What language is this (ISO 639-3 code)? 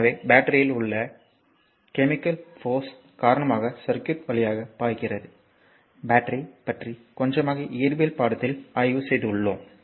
tam